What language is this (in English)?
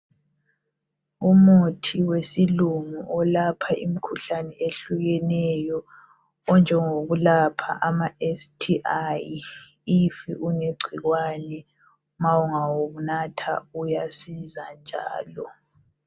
North Ndebele